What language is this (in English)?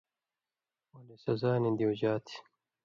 Indus Kohistani